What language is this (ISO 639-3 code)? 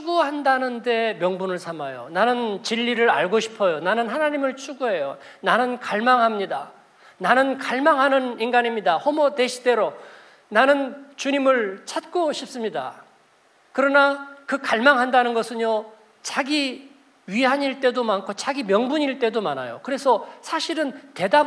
kor